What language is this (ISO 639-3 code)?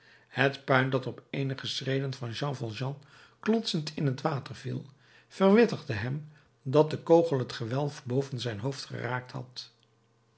nld